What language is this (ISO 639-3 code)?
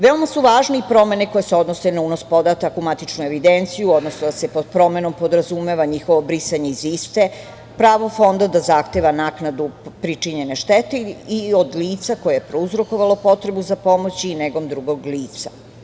srp